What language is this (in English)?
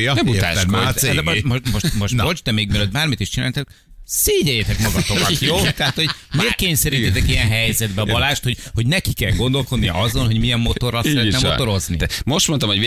Hungarian